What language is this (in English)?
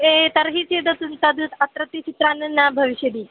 Sanskrit